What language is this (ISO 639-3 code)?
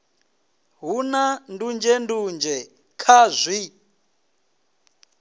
ven